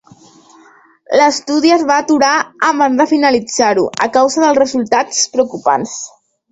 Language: Catalan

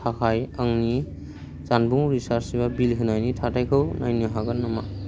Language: Bodo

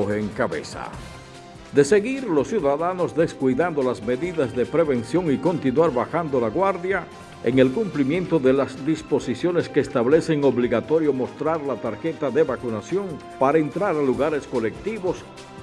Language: Spanish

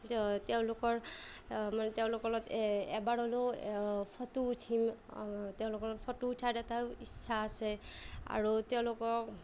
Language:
Assamese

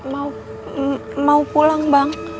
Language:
Indonesian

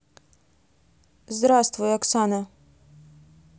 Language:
Russian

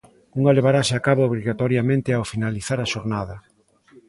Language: Galician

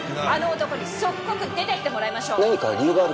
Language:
Japanese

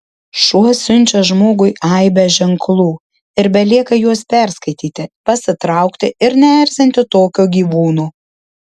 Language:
Lithuanian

